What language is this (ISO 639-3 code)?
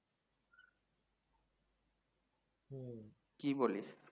ben